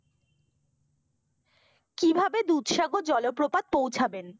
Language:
Bangla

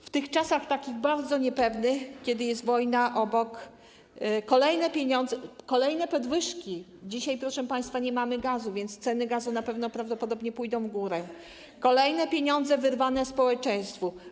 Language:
Polish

